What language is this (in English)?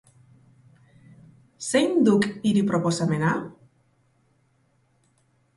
Basque